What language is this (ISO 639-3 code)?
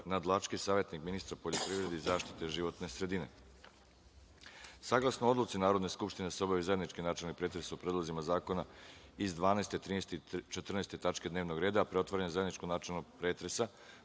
srp